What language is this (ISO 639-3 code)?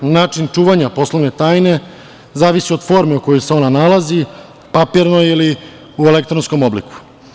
srp